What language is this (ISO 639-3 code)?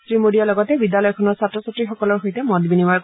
asm